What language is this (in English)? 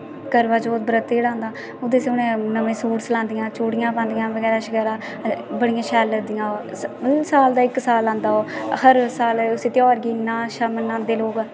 Dogri